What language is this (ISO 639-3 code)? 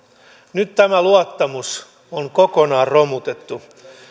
fin